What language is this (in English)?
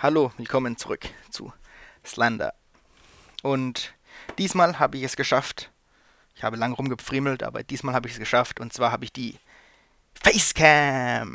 German